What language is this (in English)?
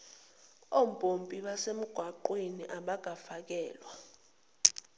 Zulu